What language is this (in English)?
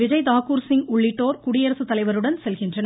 Tamil